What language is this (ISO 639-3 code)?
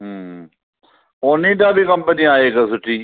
snd